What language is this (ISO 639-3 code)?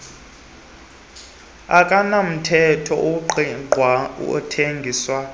xho